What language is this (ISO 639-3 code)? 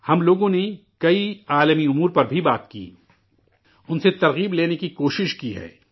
urd